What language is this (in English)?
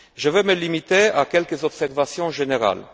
French